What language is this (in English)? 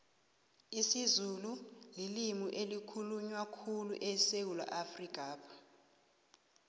South Ndebele